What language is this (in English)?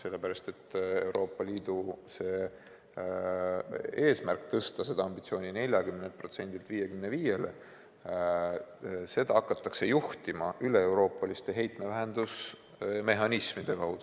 Estonian